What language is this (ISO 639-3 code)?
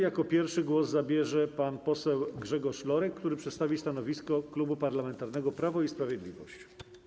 pol